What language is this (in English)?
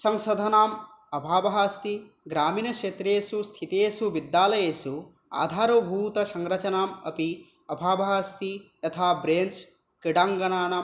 Sanskrit